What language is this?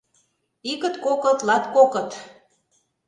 Mari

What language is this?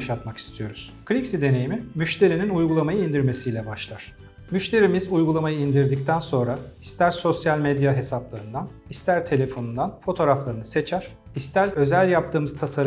Turkish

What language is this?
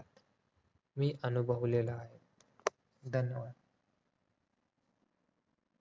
Marathi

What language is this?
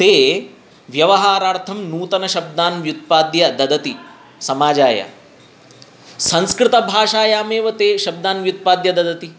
Sanskrit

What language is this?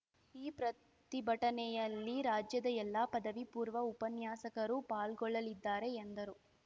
Kannada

